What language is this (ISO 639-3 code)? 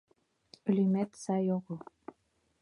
chm